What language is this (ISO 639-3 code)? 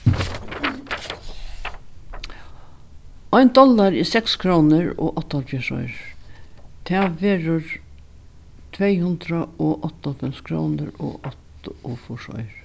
fao